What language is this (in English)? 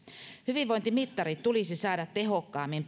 Finnish